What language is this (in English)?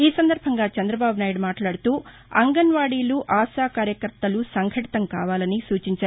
Telugu